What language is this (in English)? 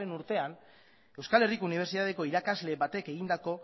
Basque